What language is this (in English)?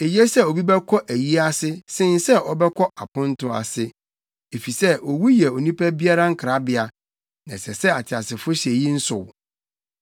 Akan